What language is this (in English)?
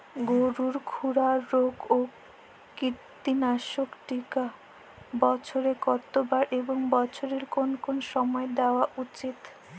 Bangla